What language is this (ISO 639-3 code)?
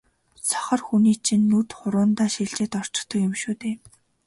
mon